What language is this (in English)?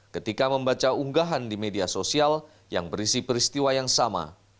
Indonesian